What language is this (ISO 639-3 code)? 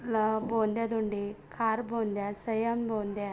kan